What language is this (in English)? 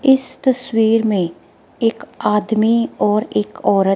Hindi